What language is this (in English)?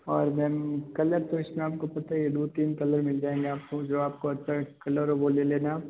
Hindi